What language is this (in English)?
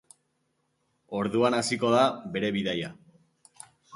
Basque